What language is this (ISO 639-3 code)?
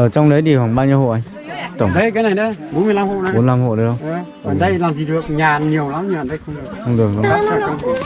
vie